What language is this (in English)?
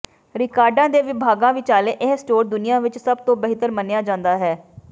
Punjabi